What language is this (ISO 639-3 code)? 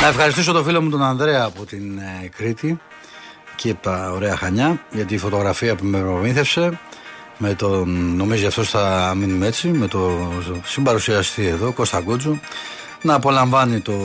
ell